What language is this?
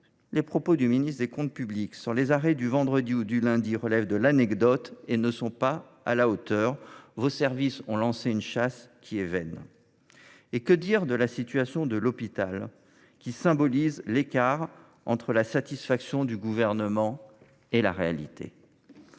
French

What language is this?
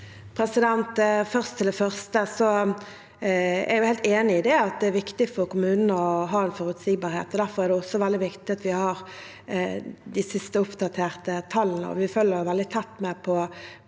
Norwegian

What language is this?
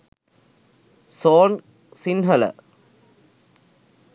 Sinhala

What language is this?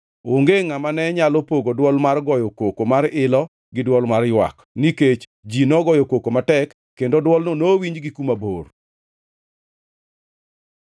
Luo (Kenya and Tanzania)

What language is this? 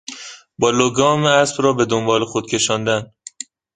Persian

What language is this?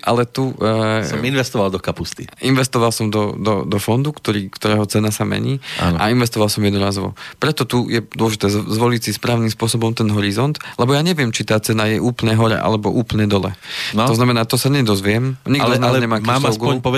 Slovak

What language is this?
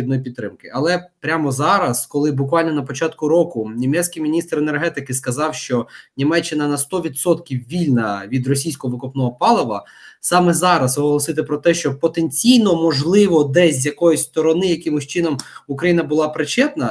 Ukrainian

